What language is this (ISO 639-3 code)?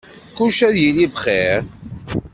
kab